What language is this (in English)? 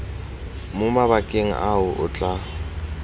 Tswana